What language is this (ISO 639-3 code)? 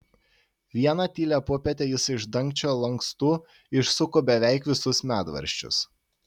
lit